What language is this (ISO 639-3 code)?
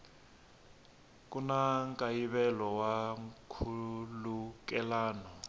tso